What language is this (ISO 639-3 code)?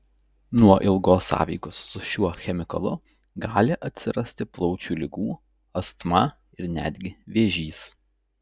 lit